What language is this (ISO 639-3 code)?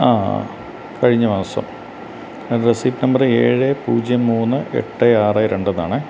mal